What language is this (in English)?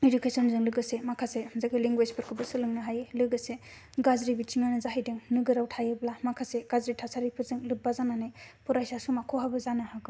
Bodo